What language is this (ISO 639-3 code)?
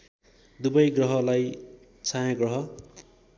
nep